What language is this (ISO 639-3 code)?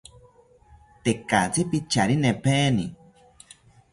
cpy